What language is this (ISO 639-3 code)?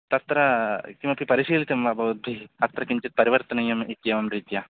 san